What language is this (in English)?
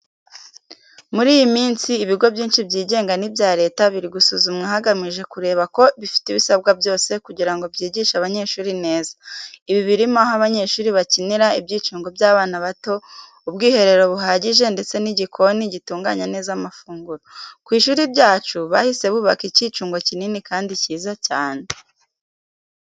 Kinyarwanda